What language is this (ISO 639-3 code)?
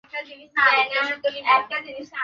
ben